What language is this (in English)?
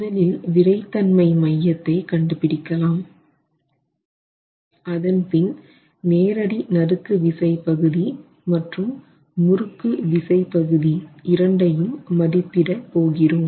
Tamil